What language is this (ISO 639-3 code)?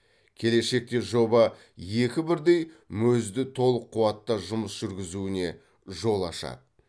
kaz